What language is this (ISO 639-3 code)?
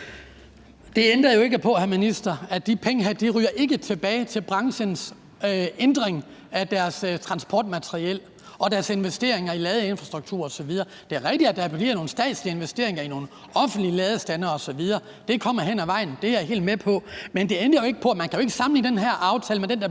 dan